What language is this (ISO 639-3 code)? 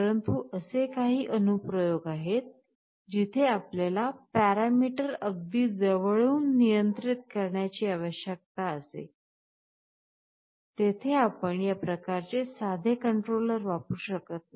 mar